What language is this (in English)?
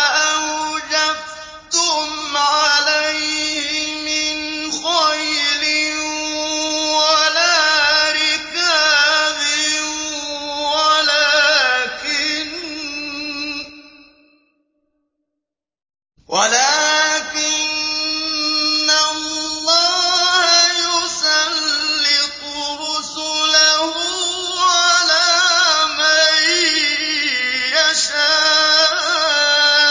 Arabic